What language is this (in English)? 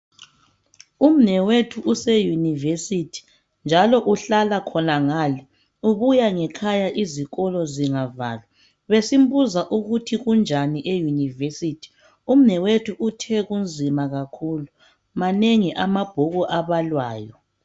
North Ndebele